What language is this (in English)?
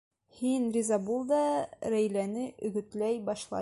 Bashkir